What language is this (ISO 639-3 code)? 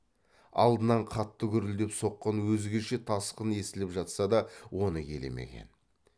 kaz